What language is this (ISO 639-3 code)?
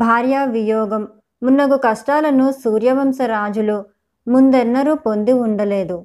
tel